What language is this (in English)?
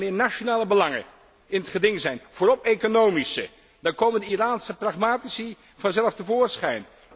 Dutch